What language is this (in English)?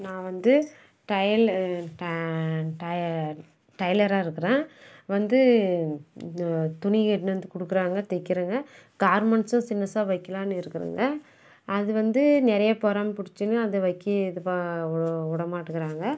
Tamil